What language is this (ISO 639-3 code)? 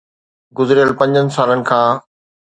snd